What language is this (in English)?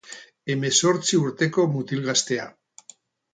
Basque